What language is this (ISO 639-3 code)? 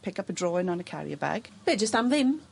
cym